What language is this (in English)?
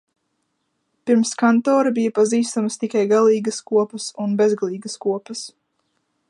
Latvian